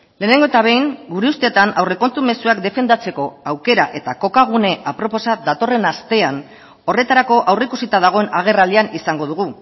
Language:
Basque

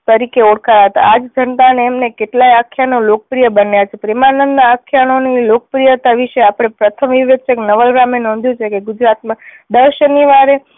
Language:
Gujarati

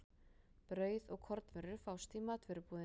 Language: Icelandic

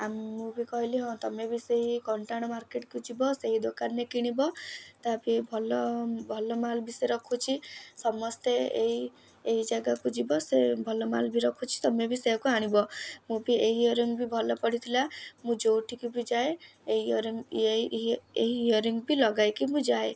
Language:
Odia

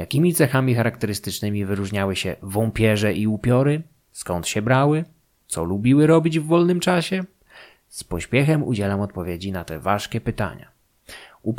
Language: Polish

